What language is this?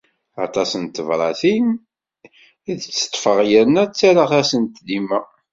Kabyle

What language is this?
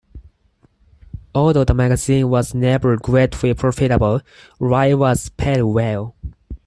English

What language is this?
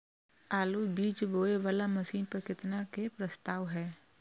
Maithili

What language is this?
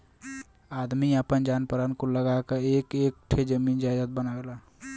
Bhojpuri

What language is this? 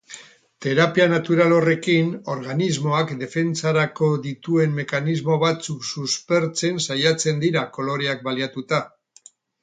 Basque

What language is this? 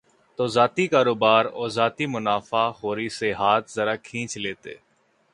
Urdu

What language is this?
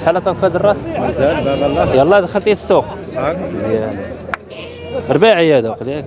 Arabic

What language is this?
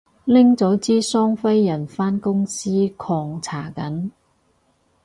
Cantonese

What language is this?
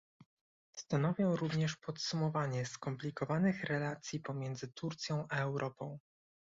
Polish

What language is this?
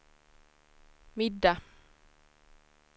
Swedish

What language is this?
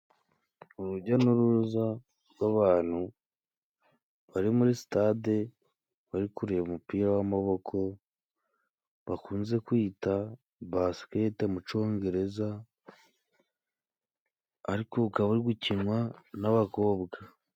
Kinyarwanda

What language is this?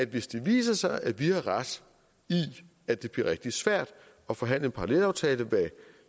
Danish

